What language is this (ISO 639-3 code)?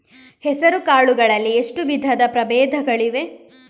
kan